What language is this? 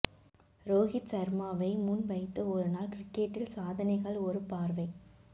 Tamil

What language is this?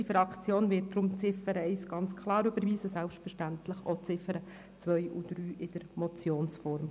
Swiss German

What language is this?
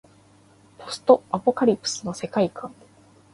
Japanese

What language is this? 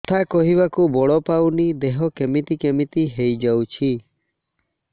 Odia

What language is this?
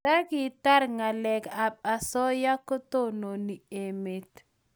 Kalenjin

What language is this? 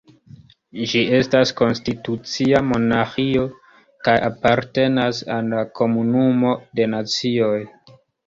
Esperanto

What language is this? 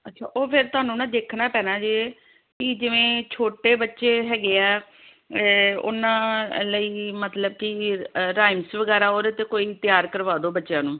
Punjabi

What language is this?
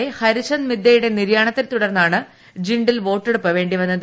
Malayalam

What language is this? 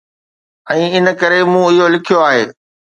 Sindhi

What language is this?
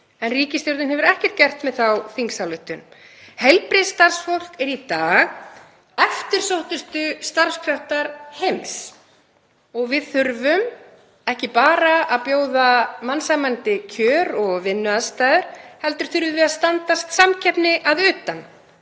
Icelandic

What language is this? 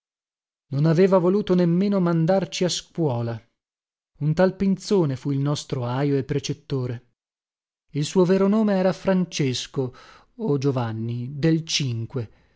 Italian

